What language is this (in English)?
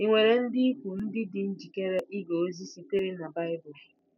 Igbo